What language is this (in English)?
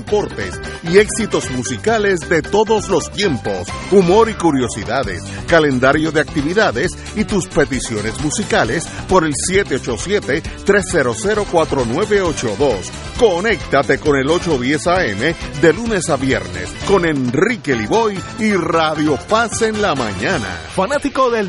Spanish